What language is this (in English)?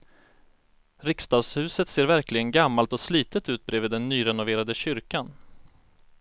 Swedish